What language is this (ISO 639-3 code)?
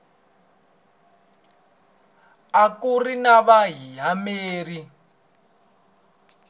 tso